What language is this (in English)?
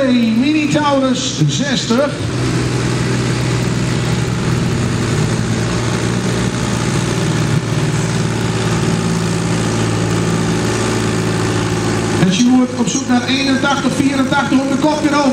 Dutch